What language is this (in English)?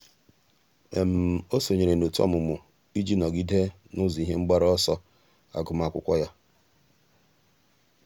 Igbo